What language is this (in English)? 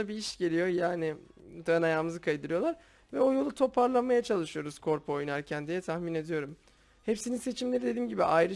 Turkish